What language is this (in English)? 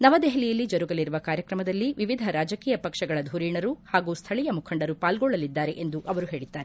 Kannada